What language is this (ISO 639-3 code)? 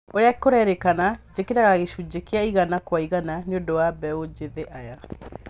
kik